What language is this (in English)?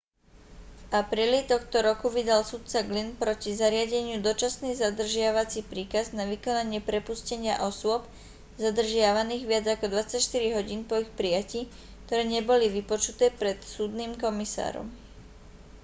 Slovak